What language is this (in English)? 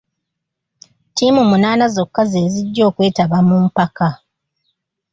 Ganda